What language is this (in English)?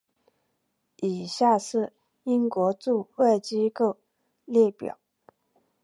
Chinese